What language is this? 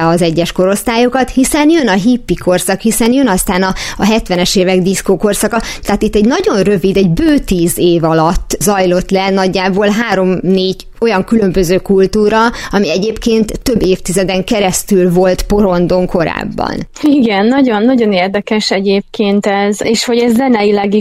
Hungarian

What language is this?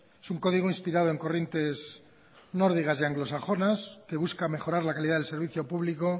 Spanish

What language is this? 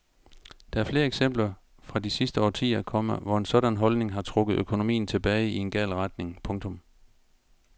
Danish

